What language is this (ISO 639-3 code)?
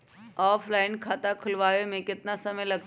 mag